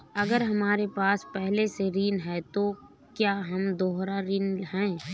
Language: Hindi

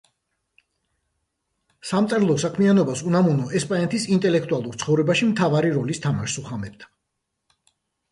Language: Georgian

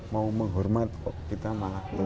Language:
Indonesian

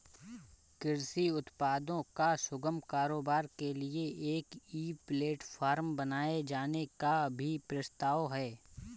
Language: Hindi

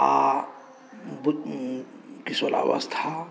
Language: Maithili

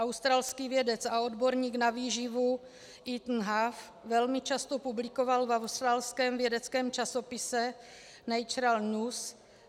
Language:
Czech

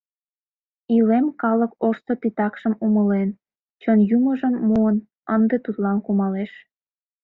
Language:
Mari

